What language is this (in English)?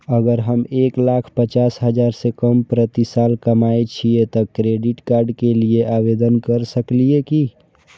Maithili